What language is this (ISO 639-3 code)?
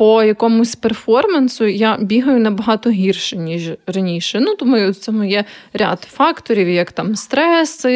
ukr